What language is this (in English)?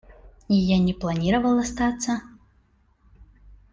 Russian